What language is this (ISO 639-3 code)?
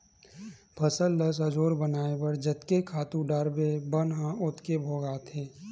hne